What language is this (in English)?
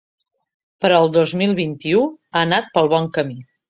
Catalan